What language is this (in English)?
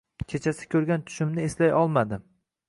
Uzbek